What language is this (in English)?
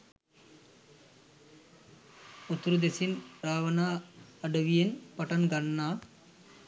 Sinhala